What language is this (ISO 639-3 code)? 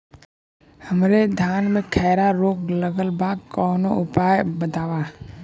bho